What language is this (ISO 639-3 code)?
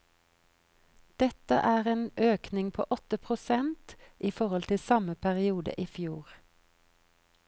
nor